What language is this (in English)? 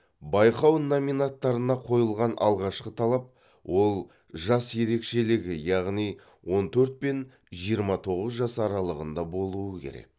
Kazakh